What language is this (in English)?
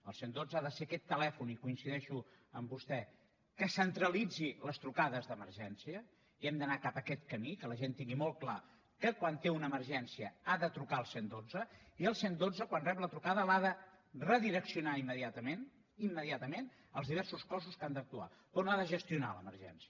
Catalan